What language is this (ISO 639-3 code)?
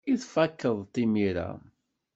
kab